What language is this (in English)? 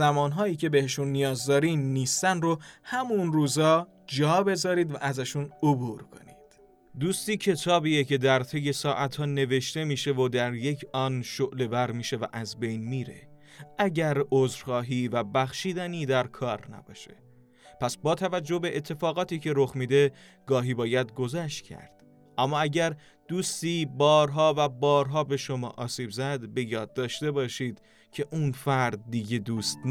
Persian